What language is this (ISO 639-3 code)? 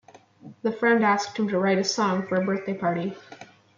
eng